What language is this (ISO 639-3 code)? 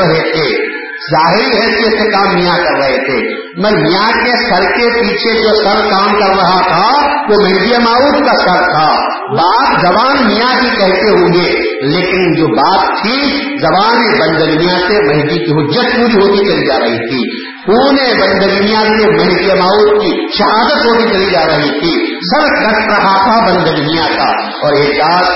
urd